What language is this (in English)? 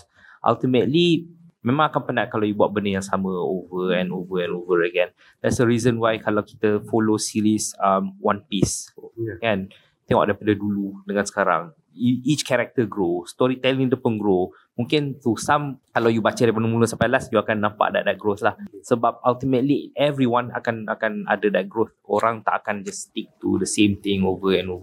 Malay